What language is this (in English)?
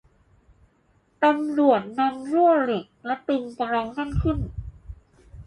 Thai